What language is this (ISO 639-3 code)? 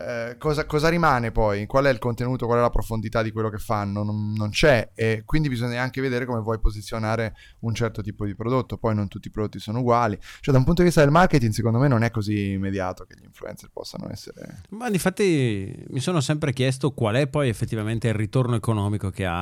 ita